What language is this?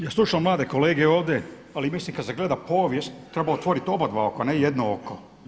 Croatian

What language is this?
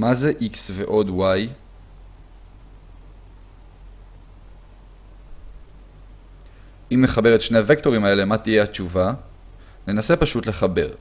Hebrew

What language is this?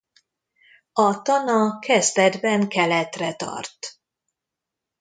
Hungarian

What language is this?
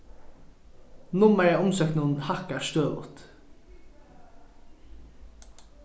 Faroese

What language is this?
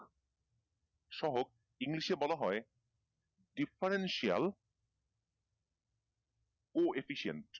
Bangla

